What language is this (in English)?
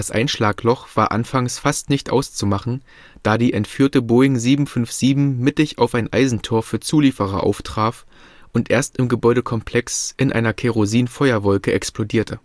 German